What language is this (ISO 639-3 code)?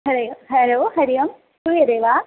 san